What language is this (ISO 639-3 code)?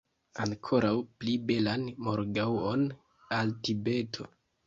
epo